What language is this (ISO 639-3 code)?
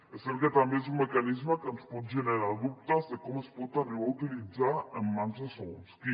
cat